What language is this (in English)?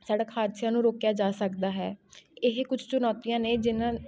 Punjabi